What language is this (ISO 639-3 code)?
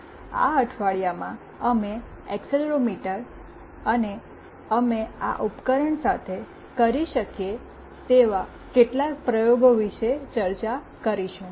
guj